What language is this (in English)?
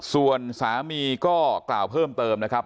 Thai